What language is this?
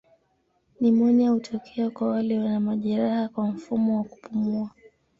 Swahili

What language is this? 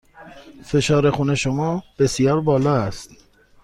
Persian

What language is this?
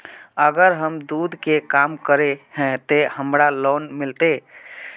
Magahi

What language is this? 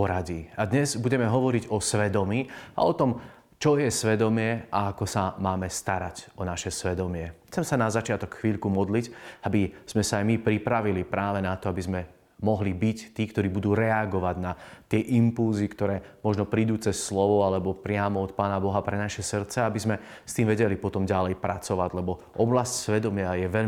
Slovak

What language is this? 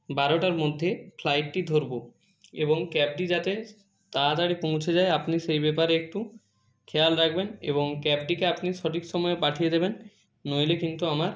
Bangla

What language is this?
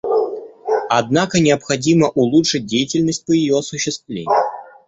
Russian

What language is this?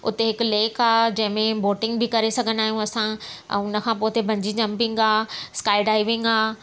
Sindhi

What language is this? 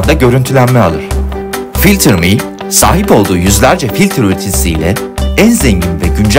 Turkish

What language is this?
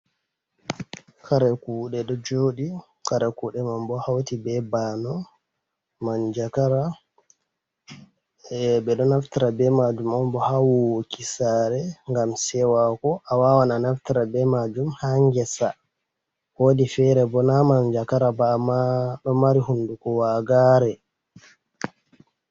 Fula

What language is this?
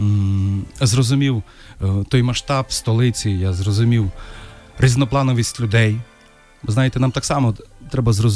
Ukrainian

